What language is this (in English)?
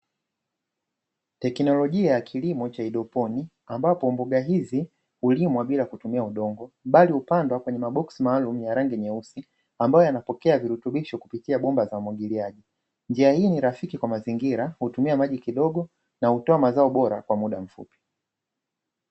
Swahili